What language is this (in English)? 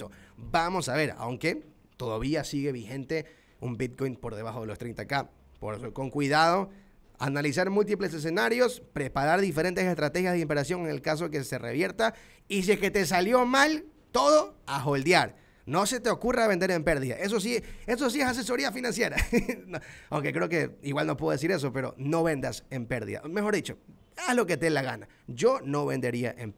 Spanish